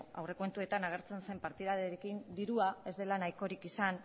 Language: Basque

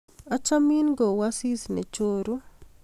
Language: Kalenjin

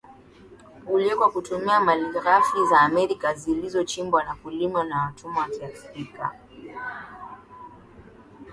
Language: Swahili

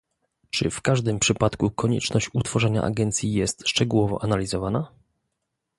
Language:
Polish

